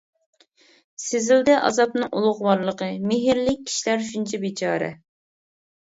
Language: Uyghur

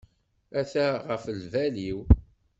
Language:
Kabyle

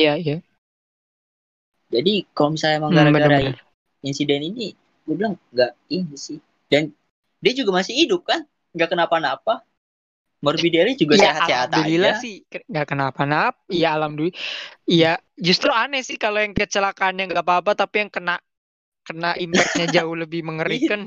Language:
Indonesian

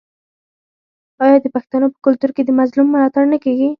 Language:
Pashto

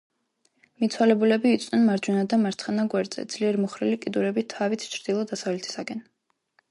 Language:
Georgian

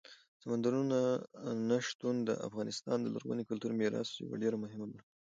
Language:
Pashto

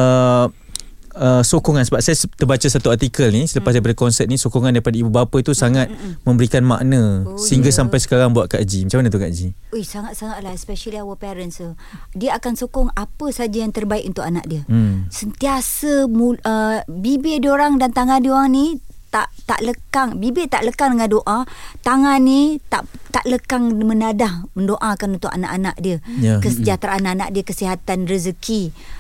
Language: Malay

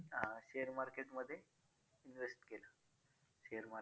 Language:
Marathi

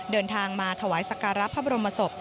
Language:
Thai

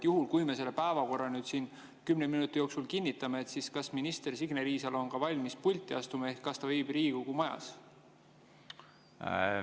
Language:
Estonian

